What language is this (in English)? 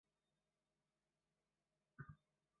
Chinese